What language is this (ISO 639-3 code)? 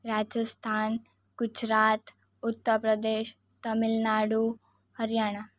guj